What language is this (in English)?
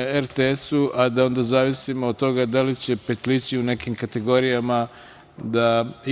Serbian